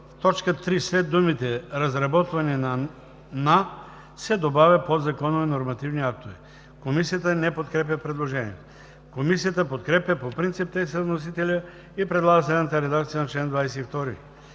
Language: Bulgarian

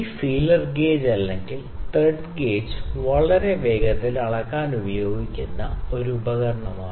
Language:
Malayalam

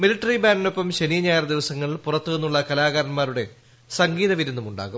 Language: Malayalam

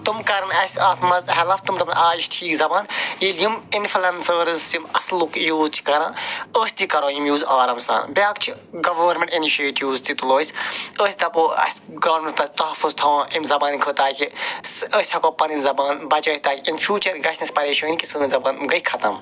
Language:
Kashmiri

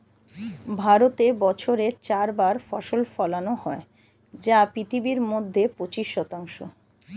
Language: Bangla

